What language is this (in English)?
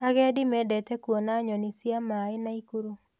Kikuyu